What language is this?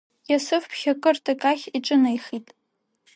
Abkhazian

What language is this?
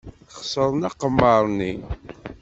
Kabyle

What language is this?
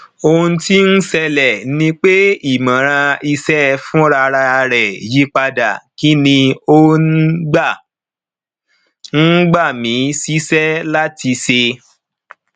Yoruba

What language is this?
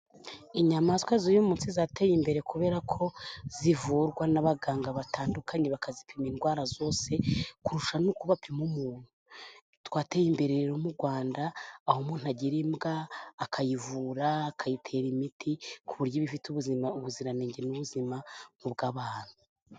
Kinyarwanda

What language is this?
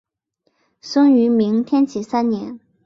Chinese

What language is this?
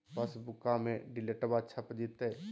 Magahi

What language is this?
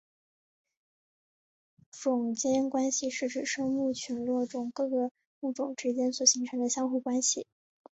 Chinese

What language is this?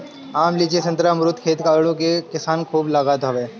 Bhojpuri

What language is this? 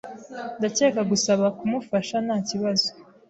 Kinyarwanda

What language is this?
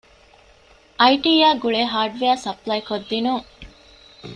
Divehi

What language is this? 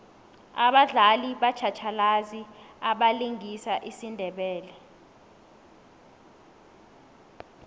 South Ndebele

